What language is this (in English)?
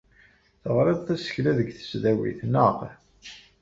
Kabyle